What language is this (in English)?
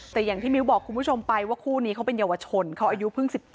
Thai